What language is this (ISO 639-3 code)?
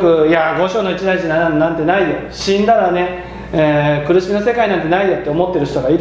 jpn